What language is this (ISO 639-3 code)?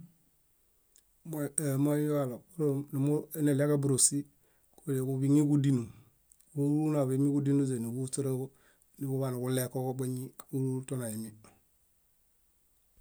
bda